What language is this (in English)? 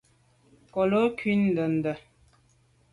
Medumba